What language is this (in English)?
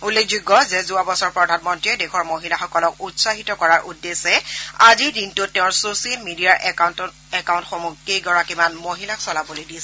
Assamese